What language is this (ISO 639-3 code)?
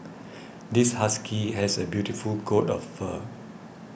eng